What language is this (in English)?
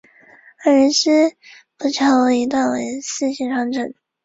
Chinese